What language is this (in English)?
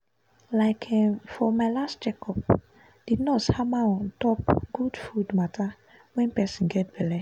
Nigerian Pidgin